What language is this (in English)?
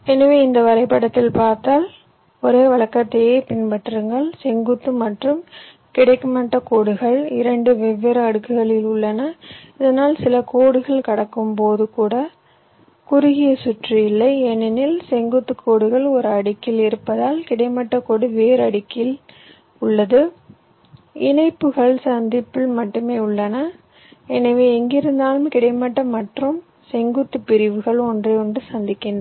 Tamil